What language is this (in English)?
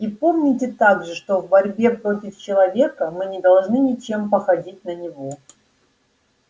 Russian